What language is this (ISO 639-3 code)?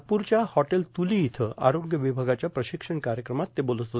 mar